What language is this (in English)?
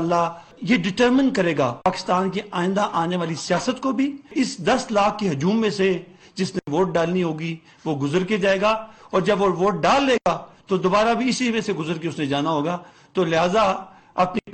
Urdu